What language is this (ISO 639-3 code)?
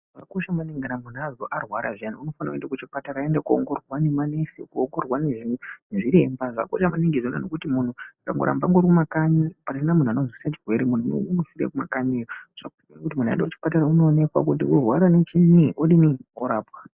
ndc